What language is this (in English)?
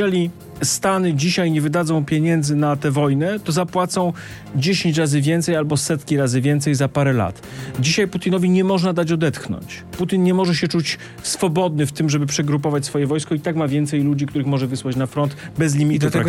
Polish